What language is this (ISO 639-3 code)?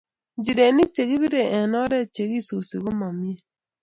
kln